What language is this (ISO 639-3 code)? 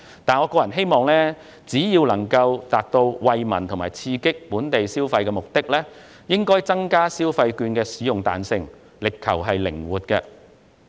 yue